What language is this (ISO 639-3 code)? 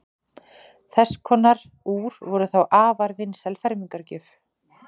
isl